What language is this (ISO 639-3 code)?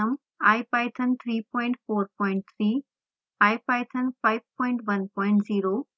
hin